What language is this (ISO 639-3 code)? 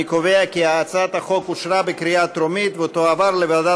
heb